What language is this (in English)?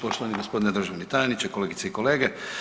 Croatian